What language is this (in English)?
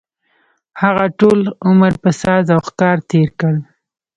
Pashto